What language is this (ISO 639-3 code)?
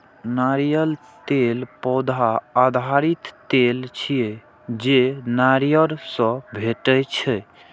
mai